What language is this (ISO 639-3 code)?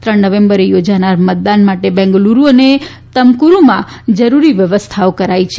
guj